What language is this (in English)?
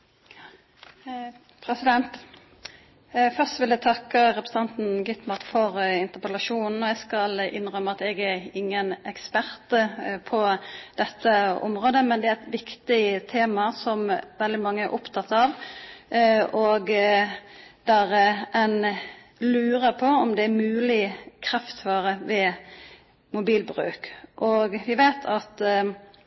Norwegian